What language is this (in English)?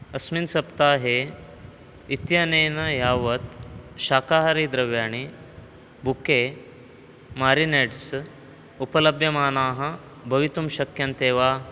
Sanskrit